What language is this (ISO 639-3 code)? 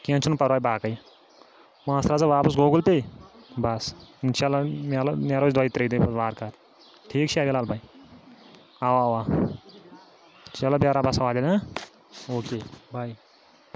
kas